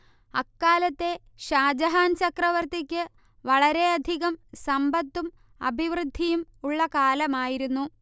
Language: Malayalam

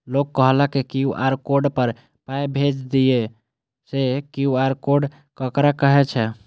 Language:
Maithili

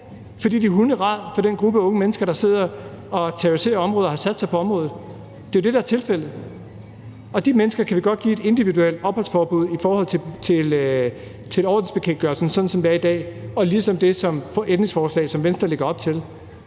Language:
Danish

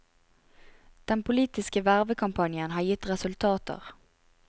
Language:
Norwegian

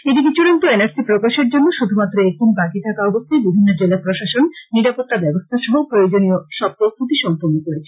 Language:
Bangla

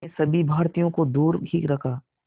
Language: Hindi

